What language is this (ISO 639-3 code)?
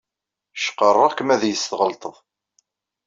kab